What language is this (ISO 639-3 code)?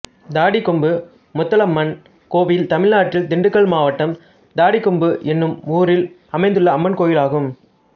tam